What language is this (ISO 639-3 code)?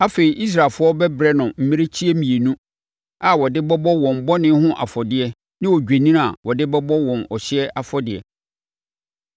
aka